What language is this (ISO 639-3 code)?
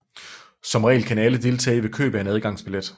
dan